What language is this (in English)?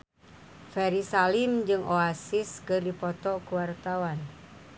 Sundanese